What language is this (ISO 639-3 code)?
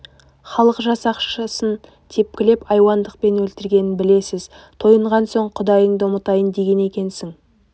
kaz